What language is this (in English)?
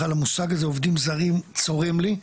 Hebrew